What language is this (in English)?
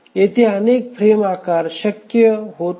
Marathi